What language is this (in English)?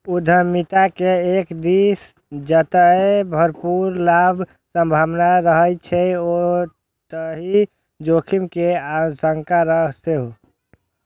Maithili